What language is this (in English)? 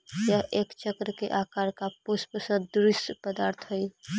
Magahi